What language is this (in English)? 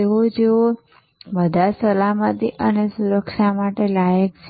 Gujarati